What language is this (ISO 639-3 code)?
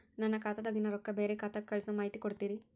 kan